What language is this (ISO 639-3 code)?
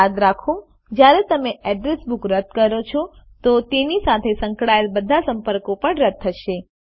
guj